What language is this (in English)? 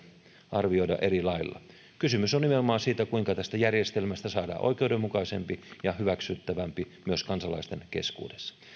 Finnish